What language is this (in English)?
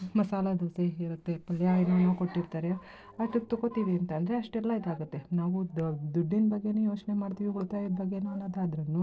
Kannada